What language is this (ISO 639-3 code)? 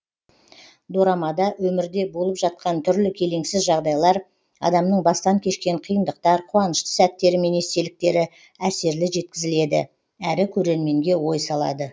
kaz